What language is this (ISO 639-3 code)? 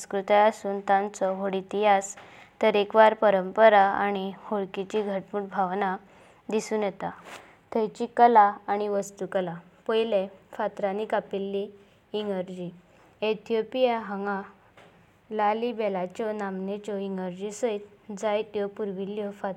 kok